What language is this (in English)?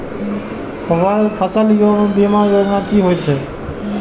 Maithili